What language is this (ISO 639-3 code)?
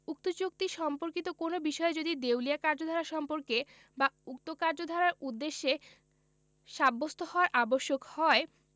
ben